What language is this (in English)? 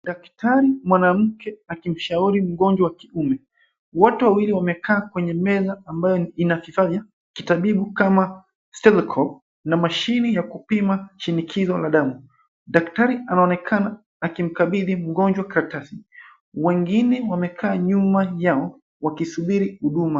Swahili